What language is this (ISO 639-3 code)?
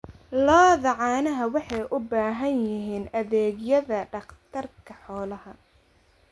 som